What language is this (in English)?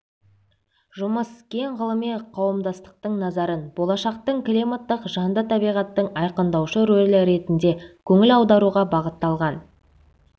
Kazakh